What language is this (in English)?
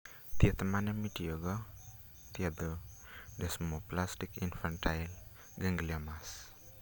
Luo (Kenya and Tanzania)